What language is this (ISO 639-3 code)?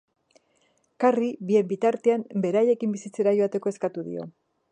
eus